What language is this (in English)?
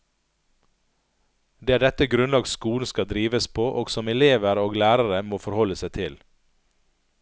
Norwegian